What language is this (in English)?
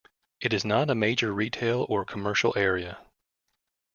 English